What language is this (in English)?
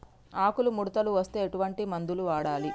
Telugu